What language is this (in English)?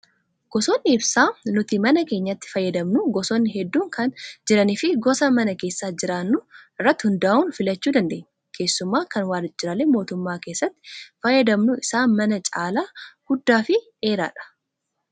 Oromo